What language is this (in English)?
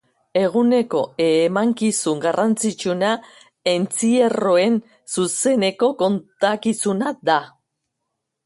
Basque